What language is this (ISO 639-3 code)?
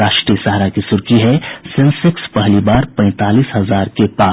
hin